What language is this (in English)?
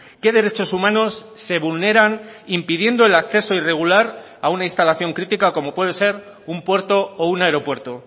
Spanish